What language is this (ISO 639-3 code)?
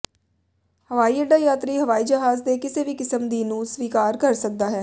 pan